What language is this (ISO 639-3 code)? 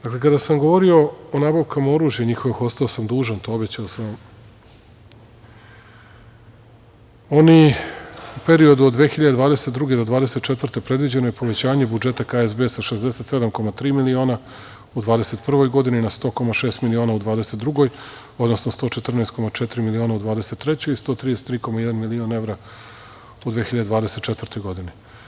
srp